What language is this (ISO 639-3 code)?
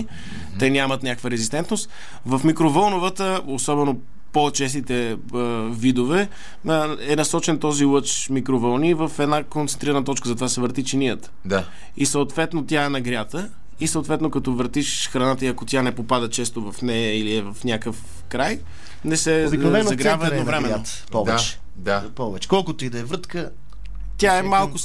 bul